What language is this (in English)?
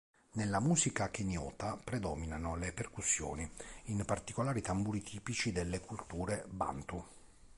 Italian